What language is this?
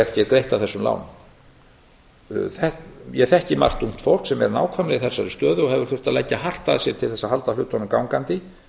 Icelandic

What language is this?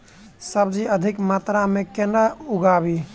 Maithili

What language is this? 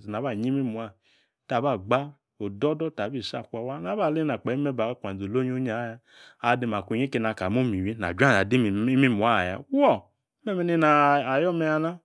Yace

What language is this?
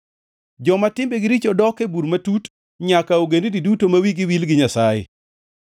Luo (Kenya and Tanzania)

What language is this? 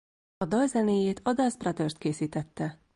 Hungarian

